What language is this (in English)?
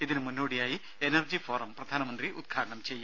Malayalam